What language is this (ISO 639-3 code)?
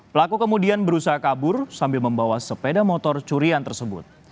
ind